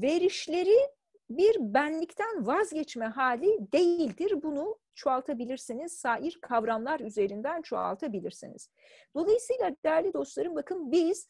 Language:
Turkish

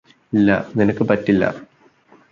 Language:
Malayalam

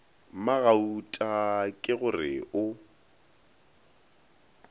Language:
Northern Sotho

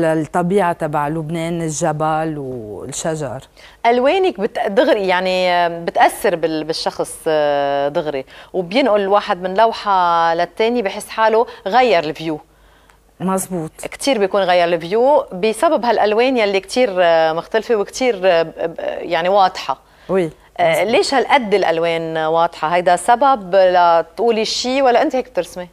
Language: Arabic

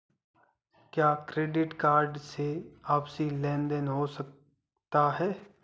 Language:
Hindi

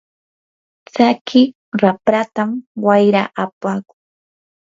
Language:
Yanahuanca Pasco Quechua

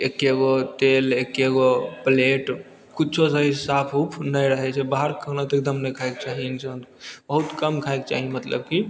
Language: Maithili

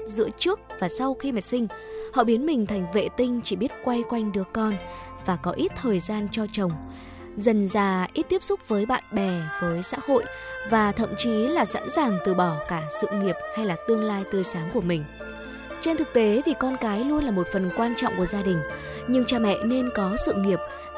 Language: Vietnamese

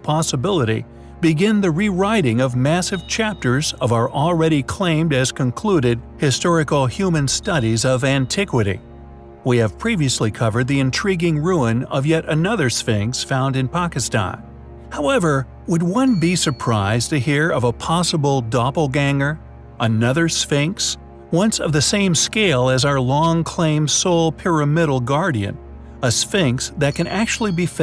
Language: English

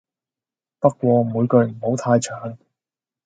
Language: Cantonese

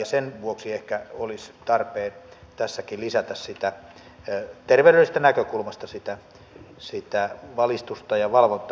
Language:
Finnish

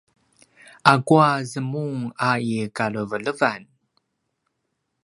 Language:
Paiwan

